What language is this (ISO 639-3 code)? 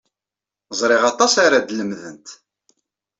kab